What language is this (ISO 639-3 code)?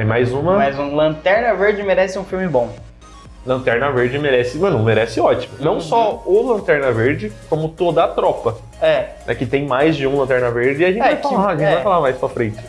por